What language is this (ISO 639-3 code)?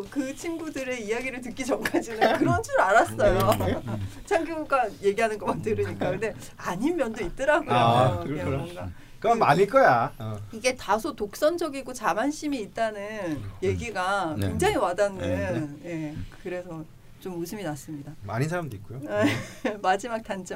kor